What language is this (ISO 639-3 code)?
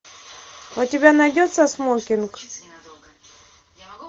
rus